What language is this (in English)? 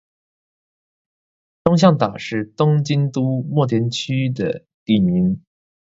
Chinese